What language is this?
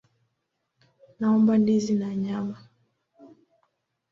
Swahili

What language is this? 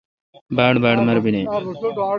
Kalkoti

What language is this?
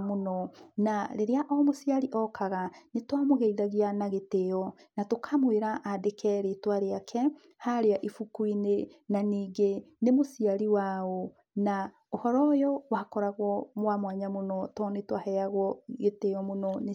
Kikuyu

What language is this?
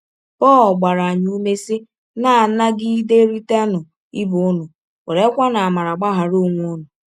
Igbo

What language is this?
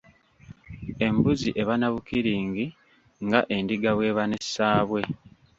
Ganda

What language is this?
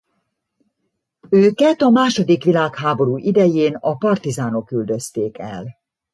Hungarian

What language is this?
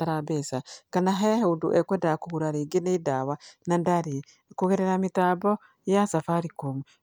Kikuyu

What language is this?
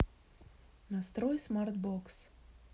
Russian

